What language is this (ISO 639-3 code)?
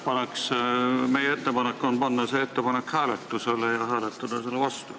est